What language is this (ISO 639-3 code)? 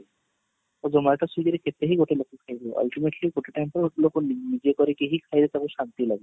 ori